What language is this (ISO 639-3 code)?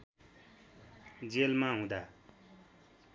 nep